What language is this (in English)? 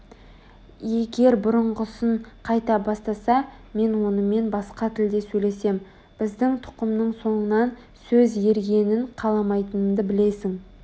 Kazakh